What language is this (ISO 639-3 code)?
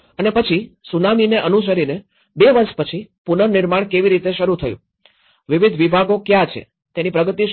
guj